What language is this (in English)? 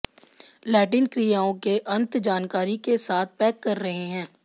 Hindi